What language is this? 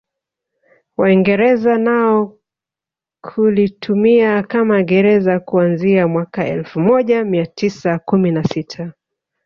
Swahili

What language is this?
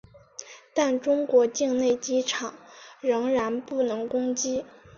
Chinese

